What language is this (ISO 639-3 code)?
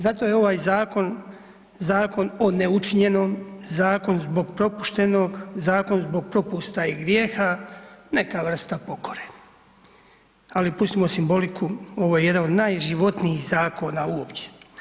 hrv